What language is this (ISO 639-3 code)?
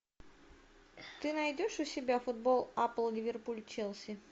rus